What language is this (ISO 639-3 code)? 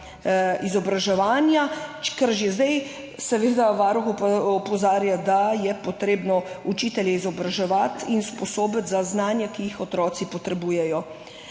slv